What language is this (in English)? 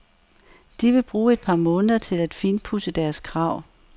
Danish